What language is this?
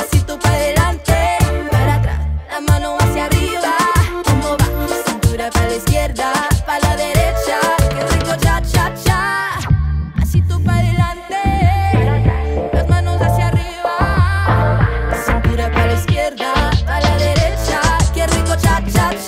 Indonesian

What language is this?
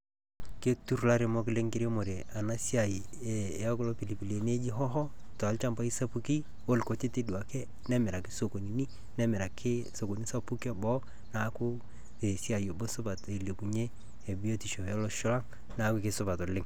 Masai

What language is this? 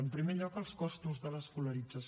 Catalan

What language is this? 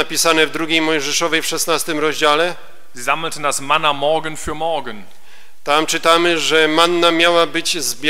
Polish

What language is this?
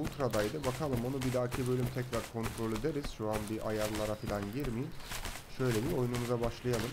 Turkish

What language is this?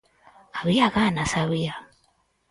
Galician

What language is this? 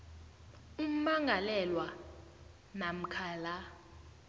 South Ndebele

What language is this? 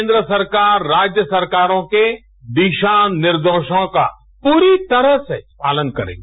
Hindi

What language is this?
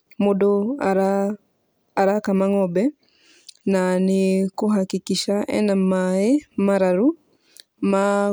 Kikuyu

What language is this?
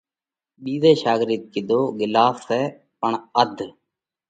Parkari Koli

